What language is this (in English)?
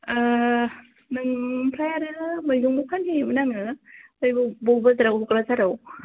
Bodo